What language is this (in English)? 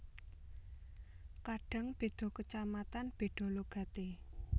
Javanese